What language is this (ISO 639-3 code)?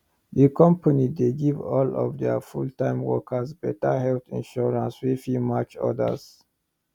pcm